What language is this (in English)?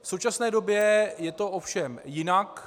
Czech